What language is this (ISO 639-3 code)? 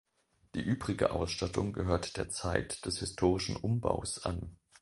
deu